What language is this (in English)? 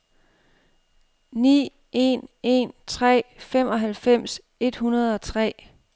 Danish